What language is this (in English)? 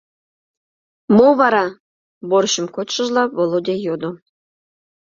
Mari